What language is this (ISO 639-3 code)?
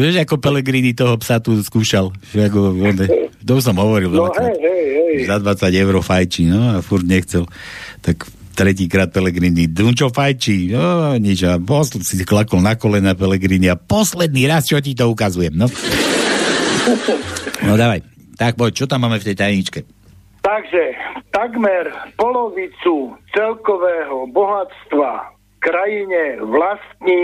slk